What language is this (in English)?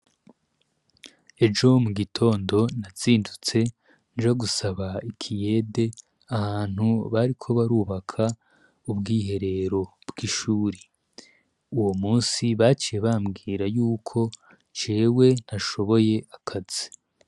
Rundi